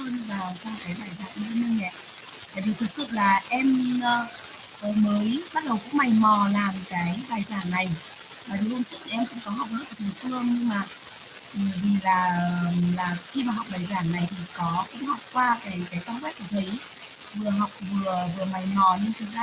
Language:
Vietnamese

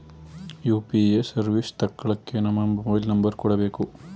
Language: Kannada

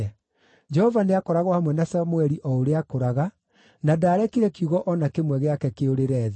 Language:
Kikuyu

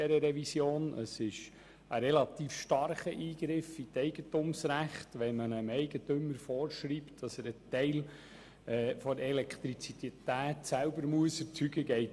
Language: Swiss German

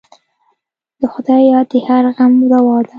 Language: Pashto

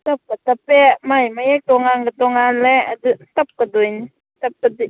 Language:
Manipuri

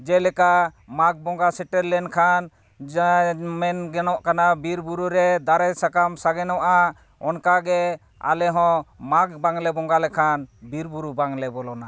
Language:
Santali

